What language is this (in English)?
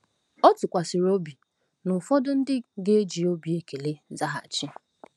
Igbo